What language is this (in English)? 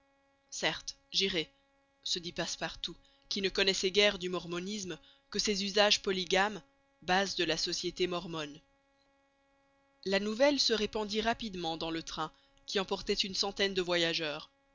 French